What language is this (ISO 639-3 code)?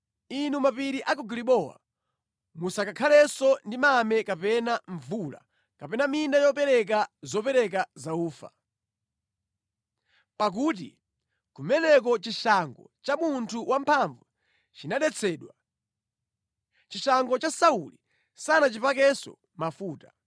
nya